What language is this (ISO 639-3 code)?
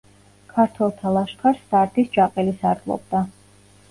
kat